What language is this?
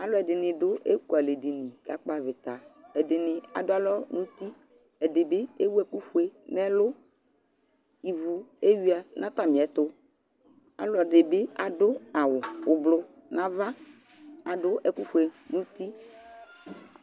Ikposo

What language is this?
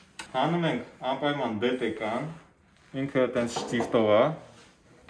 Romanian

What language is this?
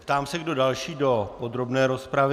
Czech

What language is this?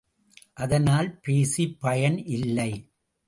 Tamil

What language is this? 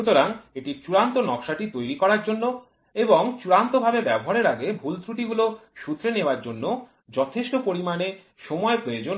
Bangla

